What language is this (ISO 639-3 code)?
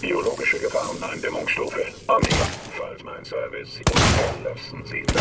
deu